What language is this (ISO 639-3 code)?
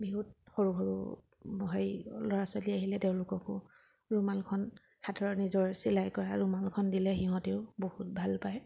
asm